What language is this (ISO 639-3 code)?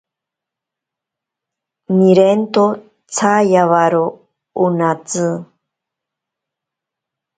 prq